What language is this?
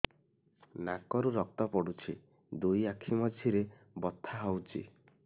Odia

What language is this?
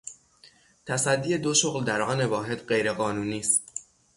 Persian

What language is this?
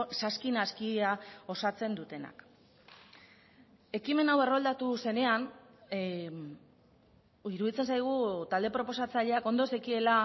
Basque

